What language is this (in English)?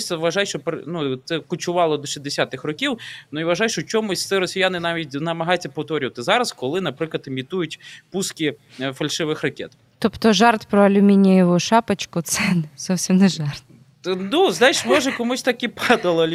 Ukrainian